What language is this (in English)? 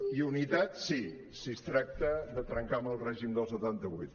Catalan